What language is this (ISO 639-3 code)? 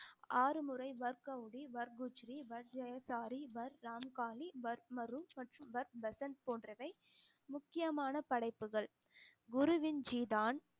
tam